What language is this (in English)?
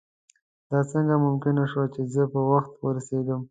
Pashto